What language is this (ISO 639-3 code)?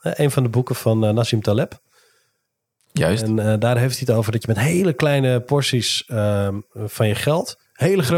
nld